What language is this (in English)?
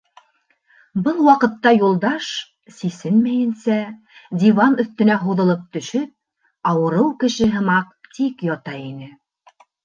Bashkir